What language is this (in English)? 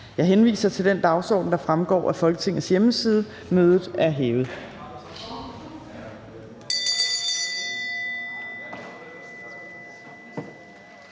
Danish